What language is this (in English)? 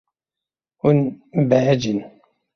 Kurdish